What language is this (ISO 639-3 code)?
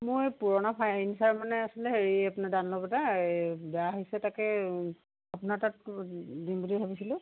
asm